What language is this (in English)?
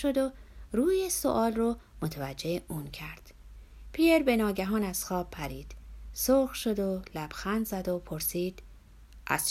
Persian